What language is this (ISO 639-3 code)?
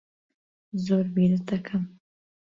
ckb